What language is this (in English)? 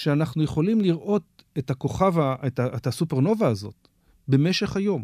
Hebrew